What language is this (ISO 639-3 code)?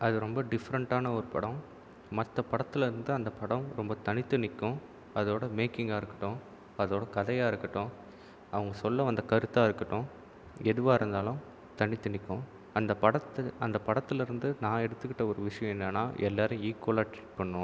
tam